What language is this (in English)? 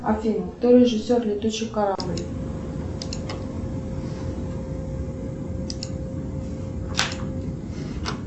Russian